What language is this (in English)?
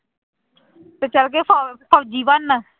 Punjabi